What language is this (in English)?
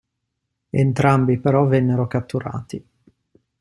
Italian